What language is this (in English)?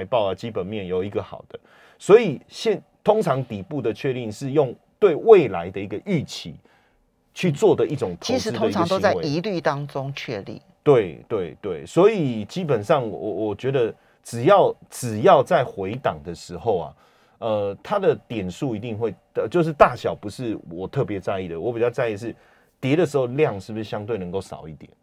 Chinese